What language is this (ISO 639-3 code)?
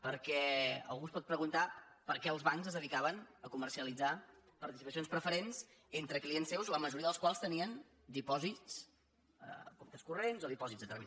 cat